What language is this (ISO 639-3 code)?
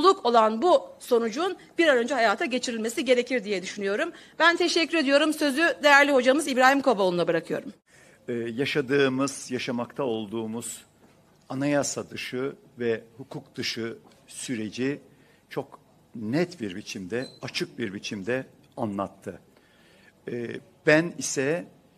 tur